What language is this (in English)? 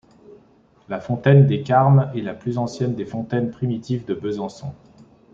French